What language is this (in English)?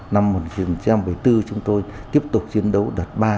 Vietnamese